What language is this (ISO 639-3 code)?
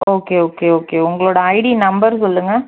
tam